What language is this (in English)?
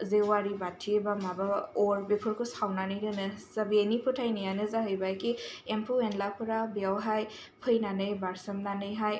Bodo